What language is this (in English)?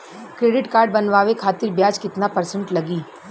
Bhojpuri